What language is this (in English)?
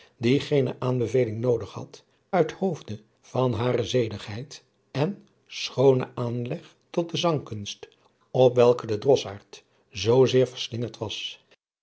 Dutch